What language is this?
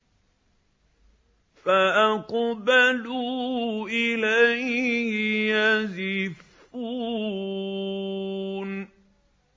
Arabic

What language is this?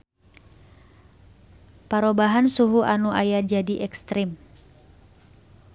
Sundanese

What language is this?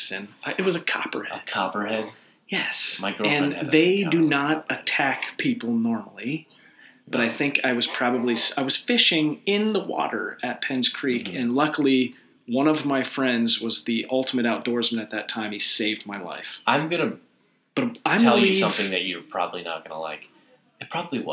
English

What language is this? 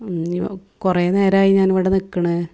Malayalam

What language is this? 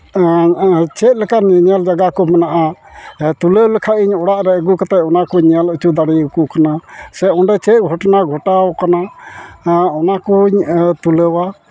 Santali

